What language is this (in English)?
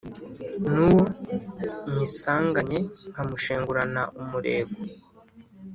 Kinyarwanda